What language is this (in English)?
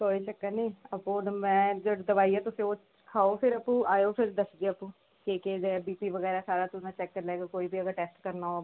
Dogri